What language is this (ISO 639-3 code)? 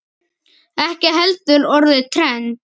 isl